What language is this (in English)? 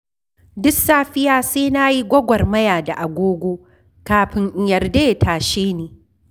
Hausa